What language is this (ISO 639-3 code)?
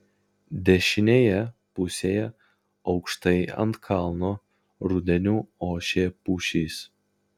lit